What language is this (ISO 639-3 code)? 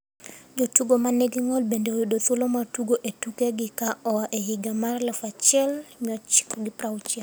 luo